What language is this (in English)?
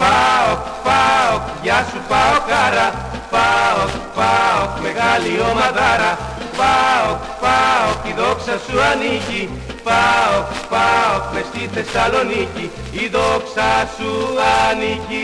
Greek